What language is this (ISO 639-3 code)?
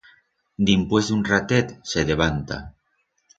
arg